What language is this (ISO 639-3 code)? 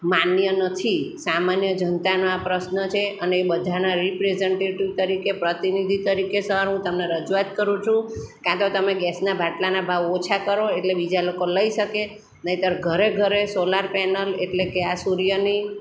guj